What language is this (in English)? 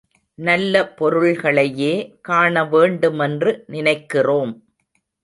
Tamil